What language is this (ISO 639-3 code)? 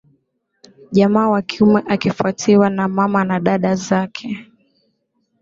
swa